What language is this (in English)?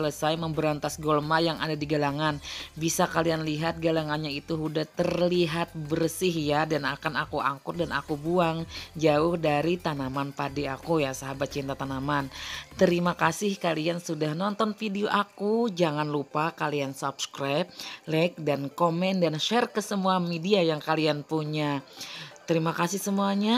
Indonesian